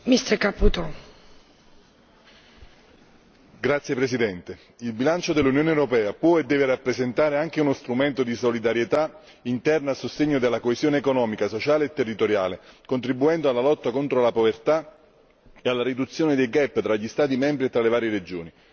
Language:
Italian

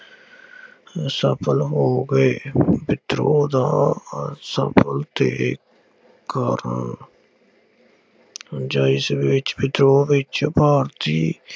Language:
Punjabi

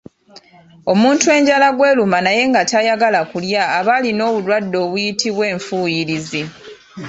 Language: Ganda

